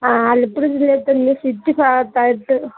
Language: Malayalam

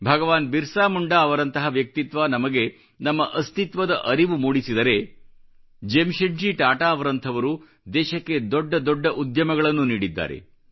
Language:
Kannada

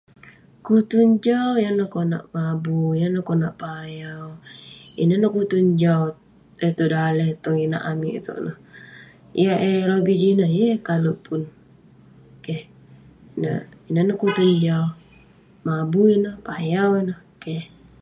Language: Western Penan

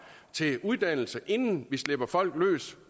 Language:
Danish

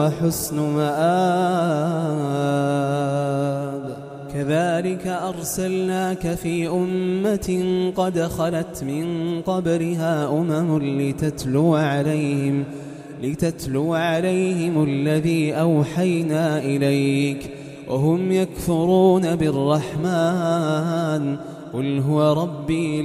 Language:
Arabic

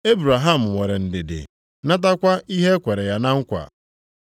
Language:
Igbo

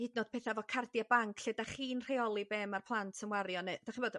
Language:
Welsh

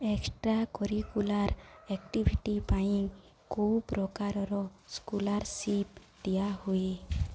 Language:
Odia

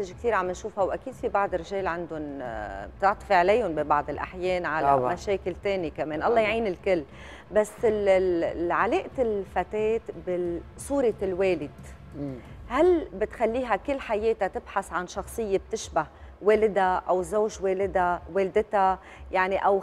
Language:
Arabic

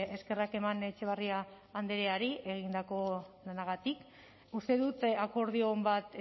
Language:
Basque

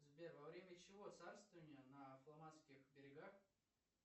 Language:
Russian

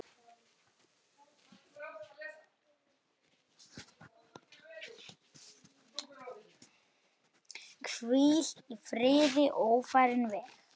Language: Icelandic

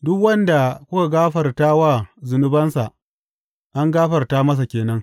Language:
Hausa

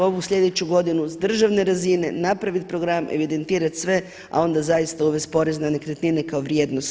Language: Croatian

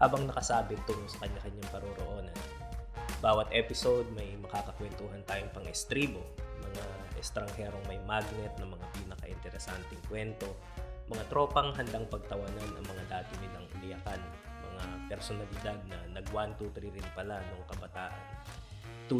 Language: Filipino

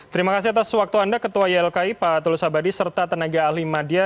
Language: Indonesian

